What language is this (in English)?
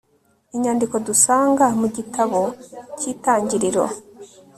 Kinyarwanda